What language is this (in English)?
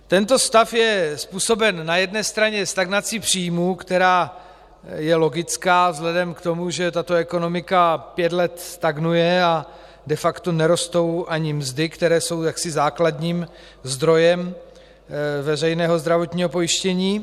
Czech